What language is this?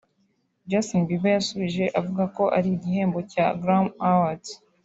Kinyarwanda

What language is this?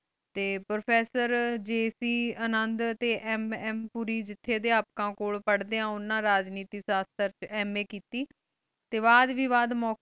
Punjabi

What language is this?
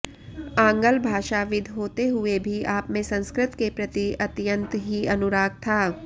Sanskrit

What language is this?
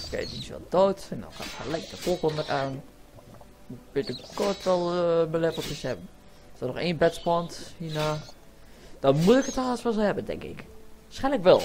Dutch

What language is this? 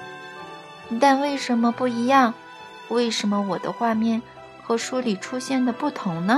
Chinese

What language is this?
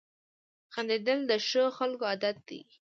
Pashto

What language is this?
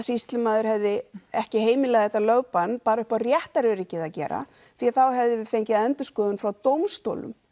Icelandic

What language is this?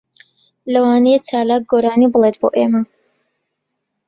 Central Kurdish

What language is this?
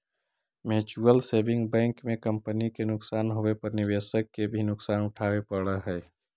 Magahi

